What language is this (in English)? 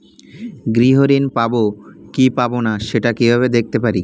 Bangla